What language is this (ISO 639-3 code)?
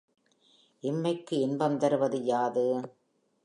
tam